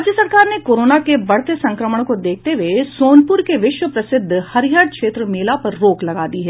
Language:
Hindi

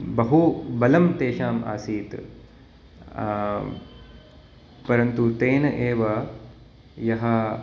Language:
Sanskrit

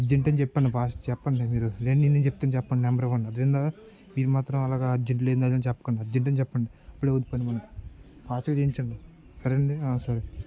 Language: Telugu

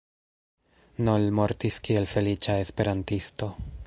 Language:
Esperanto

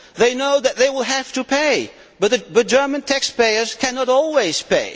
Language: English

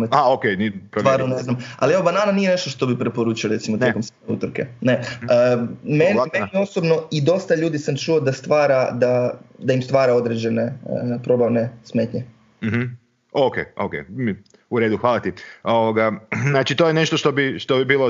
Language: Croatian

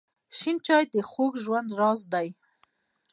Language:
Pashto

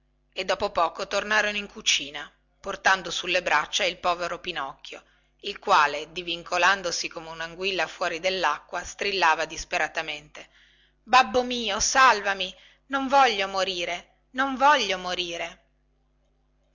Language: Italian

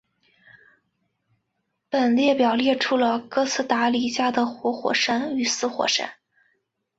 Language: Chinese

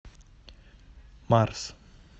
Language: Russian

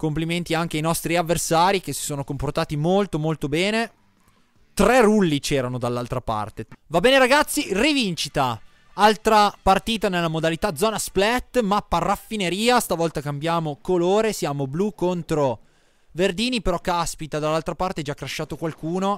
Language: Italian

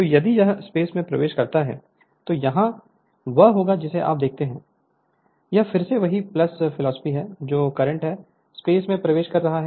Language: Hindi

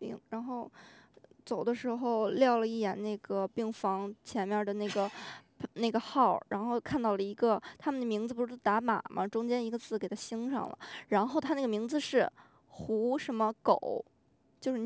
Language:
Chinese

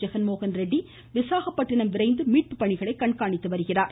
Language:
Tamil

